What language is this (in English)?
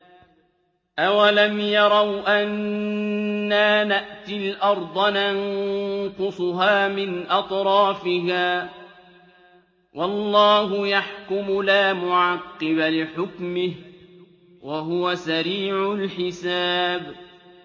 Arabic